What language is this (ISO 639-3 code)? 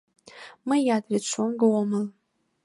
chm